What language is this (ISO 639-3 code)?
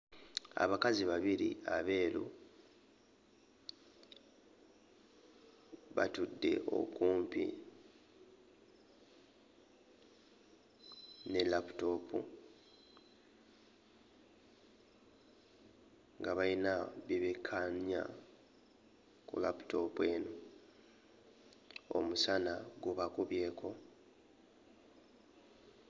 lug